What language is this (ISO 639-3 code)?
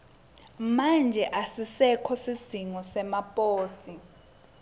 ssw